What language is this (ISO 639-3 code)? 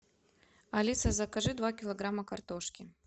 rus